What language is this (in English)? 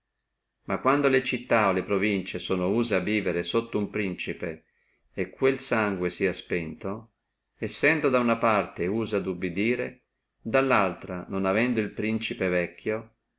Italian